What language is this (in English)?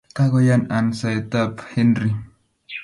Kalenjin